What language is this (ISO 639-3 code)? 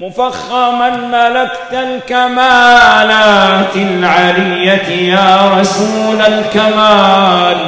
ara